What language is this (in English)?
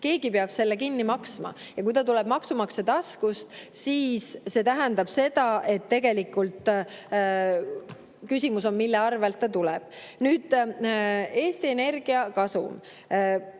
Estonian